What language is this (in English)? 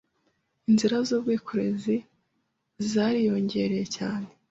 Kinyarwanda